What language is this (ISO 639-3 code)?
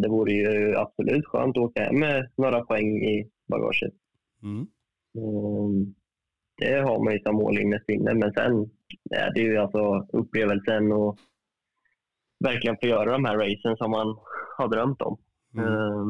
swe